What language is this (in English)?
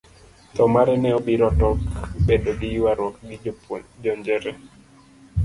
Luo (Kenya and Tanzania)